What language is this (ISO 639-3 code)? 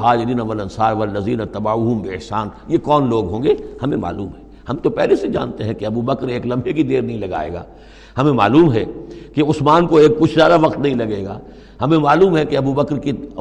urd